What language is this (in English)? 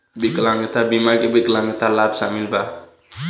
Bhojpuri